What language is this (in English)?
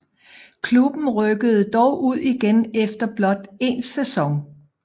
Danish